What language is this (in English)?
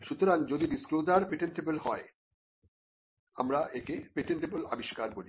Bangla